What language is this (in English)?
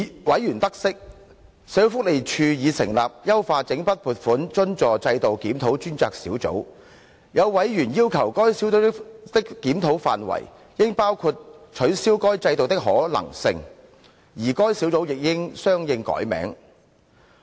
Cantonese